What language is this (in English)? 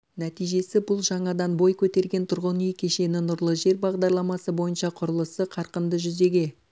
Kazakh